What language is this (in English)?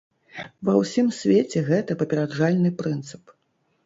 Belarusian